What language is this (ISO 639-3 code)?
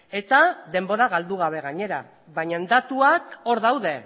eus